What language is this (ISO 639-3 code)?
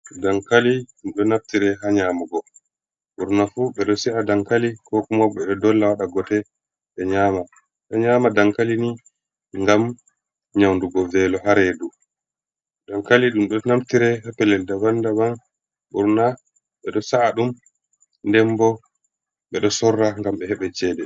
ful